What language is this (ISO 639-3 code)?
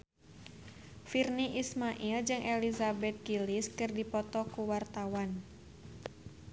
sun